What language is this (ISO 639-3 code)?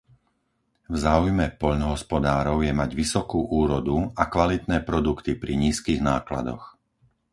slk